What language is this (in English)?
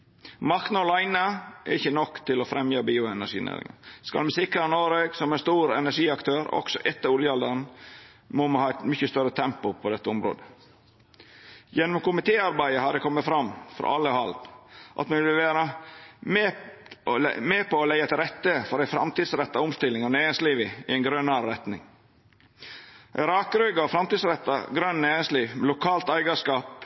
Norwegian Nynorsk